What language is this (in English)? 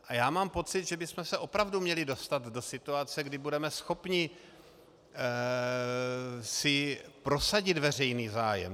Czech